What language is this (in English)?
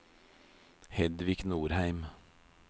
Norwegian